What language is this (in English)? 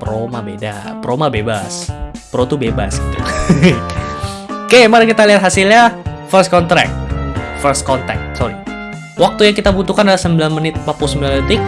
Indonesian